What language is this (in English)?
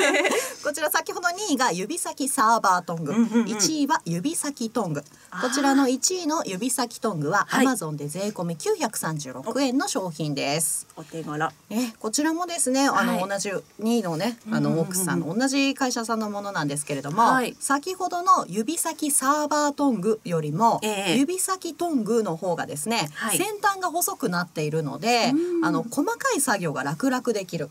Japanese